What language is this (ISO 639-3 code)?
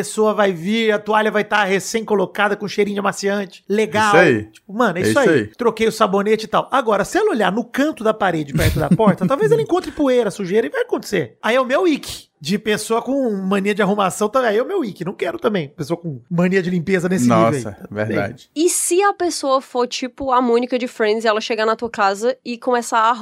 por